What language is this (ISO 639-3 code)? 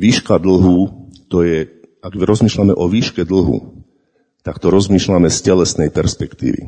slk